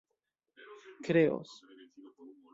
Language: Esperanto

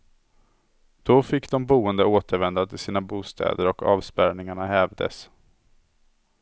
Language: Swedish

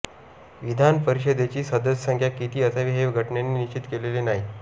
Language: Marathi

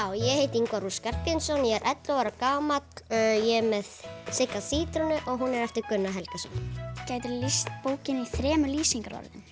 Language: Icelandic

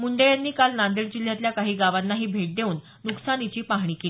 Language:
Marathi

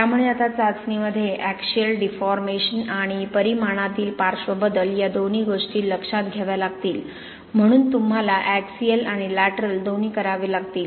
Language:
Marathi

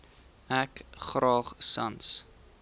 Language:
Afrikaans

